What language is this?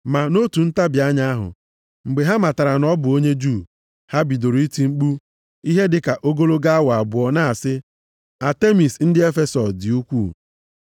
Igbo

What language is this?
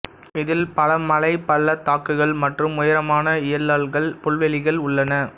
Tamil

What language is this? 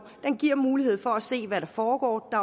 Danish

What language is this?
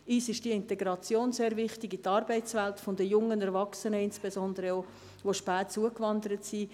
Swiss German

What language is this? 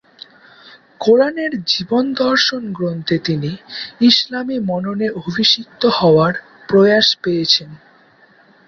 Bangla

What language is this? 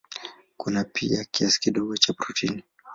Swahili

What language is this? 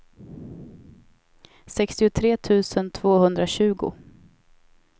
Swedish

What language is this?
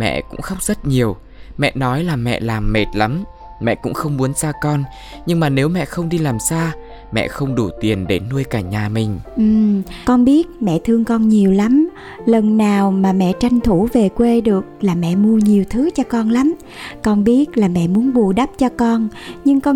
Vietnamese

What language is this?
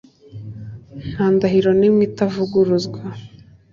Kinyarwanda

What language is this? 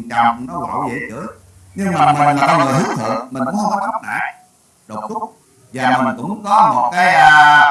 Vietnamese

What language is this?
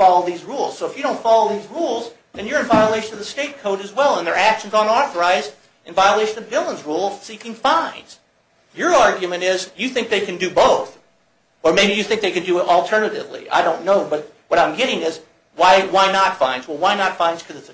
English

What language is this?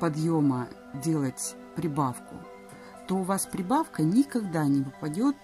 Russian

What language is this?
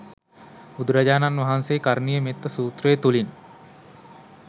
Sinhala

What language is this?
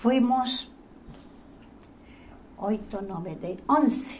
Portuguese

